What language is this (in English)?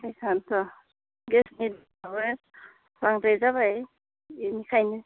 Bodo